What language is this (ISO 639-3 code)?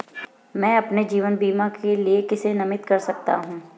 hin